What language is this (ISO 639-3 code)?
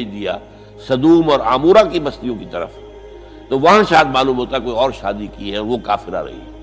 urd